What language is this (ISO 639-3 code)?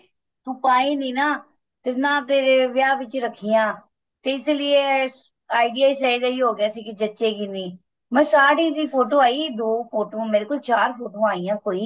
pan